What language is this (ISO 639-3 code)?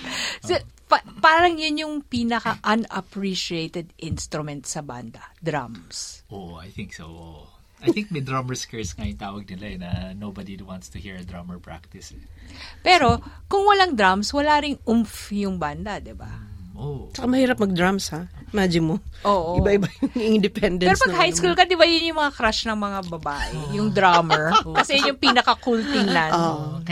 fil